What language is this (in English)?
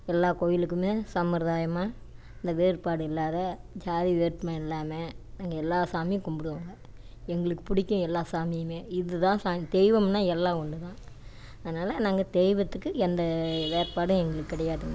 Tamil